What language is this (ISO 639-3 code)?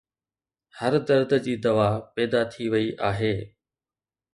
snd